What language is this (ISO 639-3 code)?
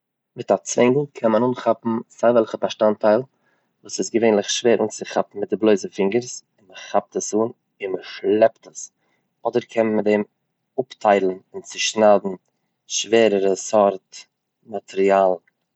yid